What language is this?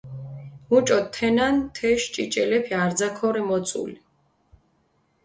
Mingrelian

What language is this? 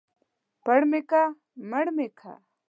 Pashto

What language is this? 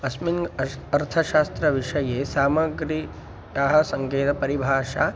Sanskrit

